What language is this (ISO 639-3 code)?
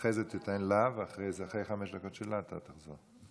heb